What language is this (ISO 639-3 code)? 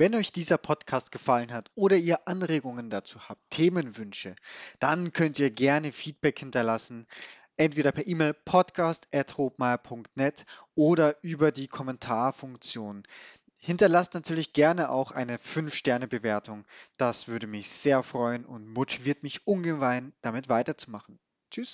deu